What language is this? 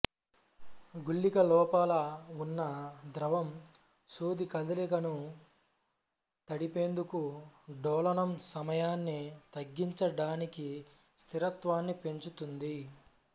Telugu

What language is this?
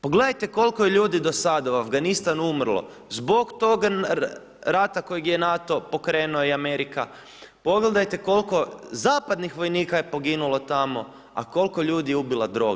Croatian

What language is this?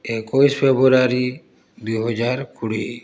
Odia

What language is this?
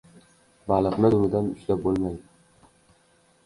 Uzbek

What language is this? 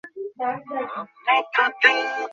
Bangla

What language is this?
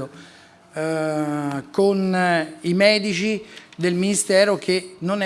Italian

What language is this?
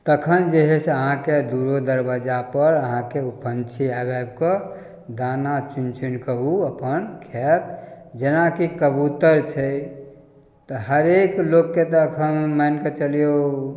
Maithili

